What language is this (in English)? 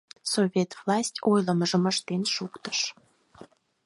Mari